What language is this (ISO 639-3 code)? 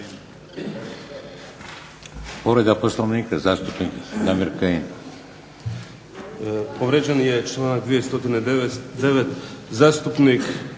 hrv